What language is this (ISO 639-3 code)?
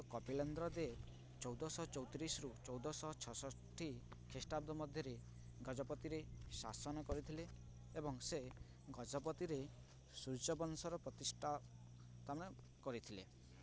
ori